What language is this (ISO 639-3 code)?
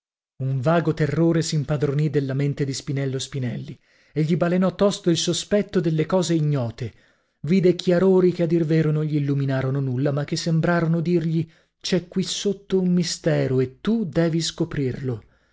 ita